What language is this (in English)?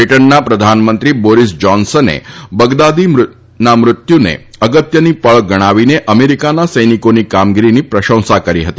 Gujarati